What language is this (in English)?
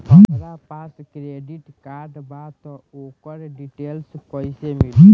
Bhojpuri